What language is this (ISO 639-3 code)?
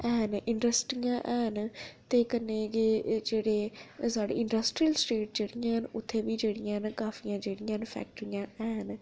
doi